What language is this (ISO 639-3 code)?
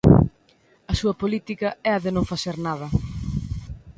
glg